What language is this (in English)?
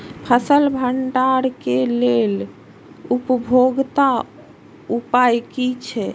Maithili